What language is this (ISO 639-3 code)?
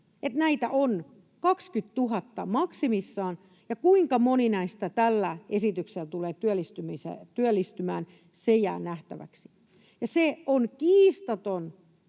fin